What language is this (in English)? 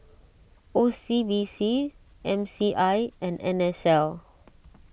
English